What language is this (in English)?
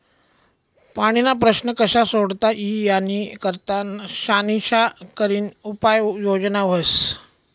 Marathi